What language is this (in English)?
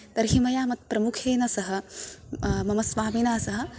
Sanskrit